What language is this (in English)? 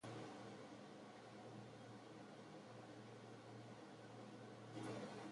Basque